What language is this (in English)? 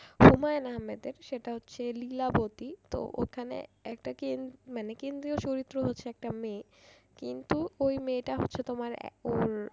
Bangla